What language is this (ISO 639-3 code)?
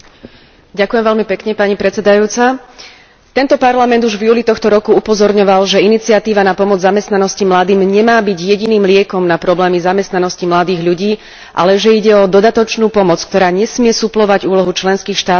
slk